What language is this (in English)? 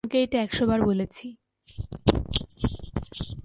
Bangla